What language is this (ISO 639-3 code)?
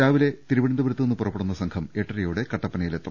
mal